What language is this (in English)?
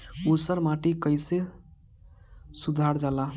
Bhojpuri